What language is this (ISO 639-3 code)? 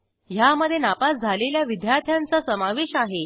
mar